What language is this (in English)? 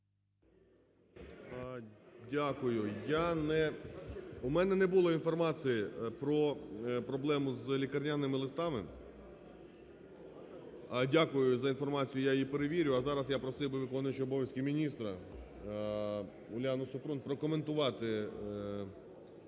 Ukrainian